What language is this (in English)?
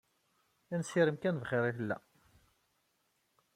Kabyle